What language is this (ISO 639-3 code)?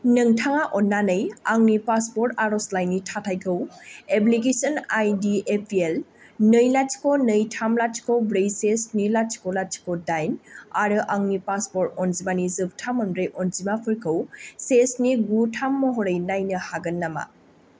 brx